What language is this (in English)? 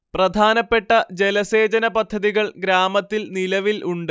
Malayalam